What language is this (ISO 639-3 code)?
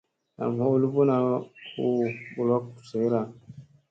mse